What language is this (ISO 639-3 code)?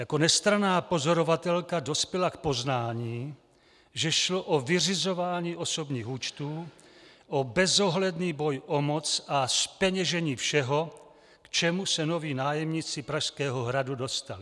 ces